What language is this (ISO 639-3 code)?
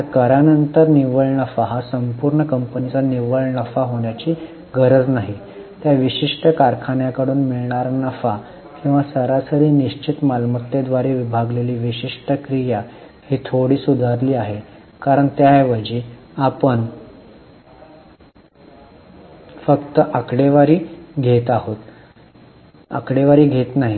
mar